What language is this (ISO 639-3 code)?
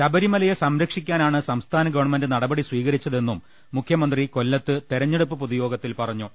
mal